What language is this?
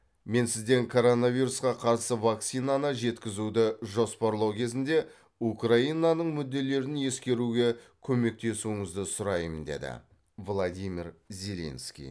Kazakh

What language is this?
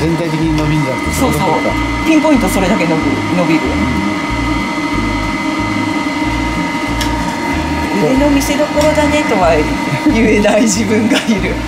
Japanese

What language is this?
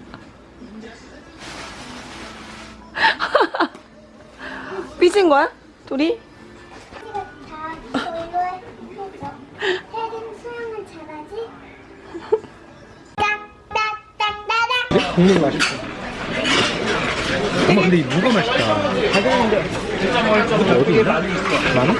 Korean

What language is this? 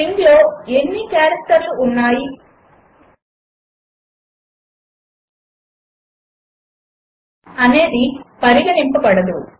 Telugu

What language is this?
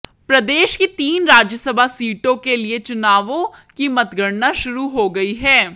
Hindi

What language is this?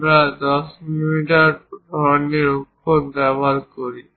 Bangla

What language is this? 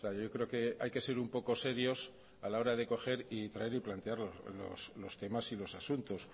Spanish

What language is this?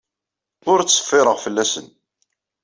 Kabyle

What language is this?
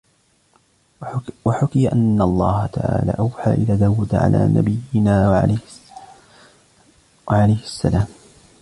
Arabic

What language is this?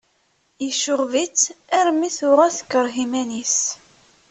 Kabyle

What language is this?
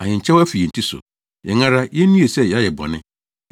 Akan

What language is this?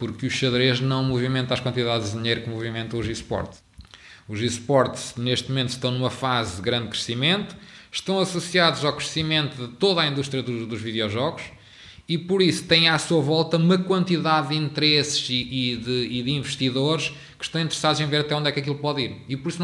Portuguese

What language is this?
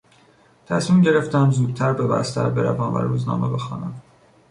Persian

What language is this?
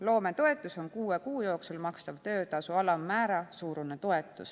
Estonian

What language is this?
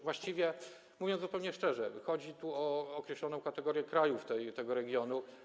Polish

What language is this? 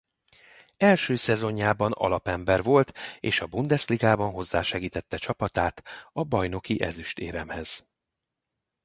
Hungarian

